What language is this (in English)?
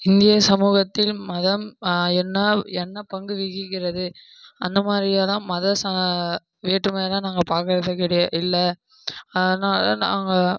Tamil